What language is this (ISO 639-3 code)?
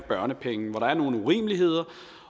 dan